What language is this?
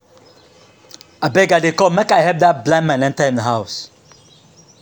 Nigerian Pidgin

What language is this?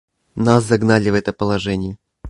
Russian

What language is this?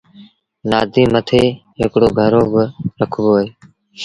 Sindhi Bhil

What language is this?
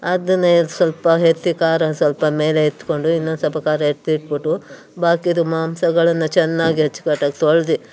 Kannada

